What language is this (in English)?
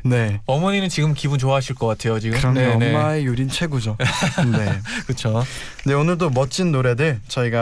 Korean